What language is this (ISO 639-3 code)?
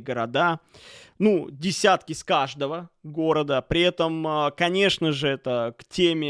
rus